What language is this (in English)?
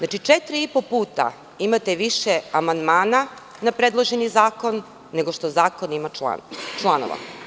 Serbian